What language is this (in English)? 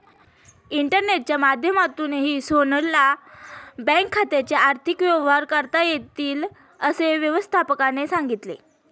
Marathi